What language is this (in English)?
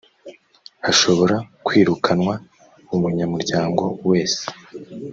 Kinyarwanda